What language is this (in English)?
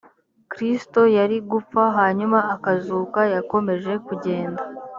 Kinyarwanda